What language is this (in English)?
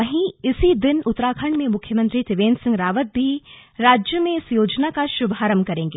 Hindi